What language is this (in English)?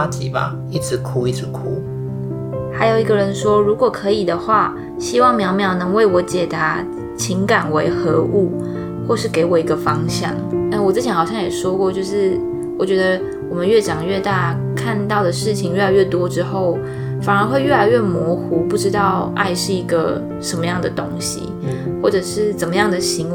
Chinese